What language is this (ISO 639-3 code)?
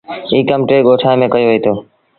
sbn